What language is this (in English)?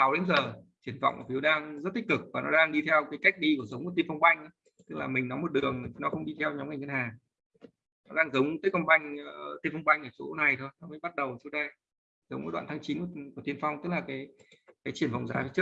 Vietnamese